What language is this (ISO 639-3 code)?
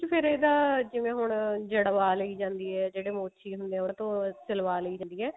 pan